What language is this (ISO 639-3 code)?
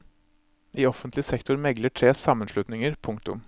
nor